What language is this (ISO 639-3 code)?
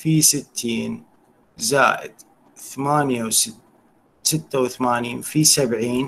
ara